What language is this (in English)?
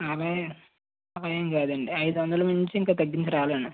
Telugu